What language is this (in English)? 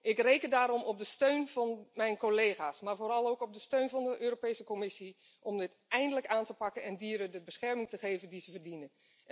Dutch